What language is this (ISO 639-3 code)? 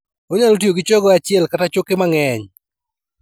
luo